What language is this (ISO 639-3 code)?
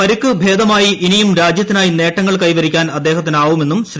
mal